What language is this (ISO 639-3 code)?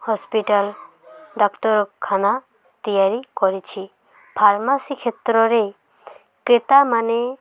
ori